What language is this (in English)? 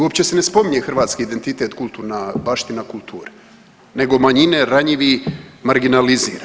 Croatian